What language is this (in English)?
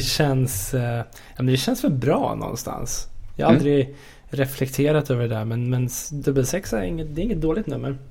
Swedish